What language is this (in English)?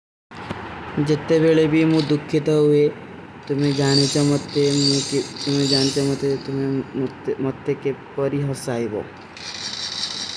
Kui (India)